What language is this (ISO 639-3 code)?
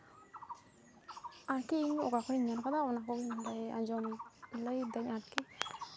sat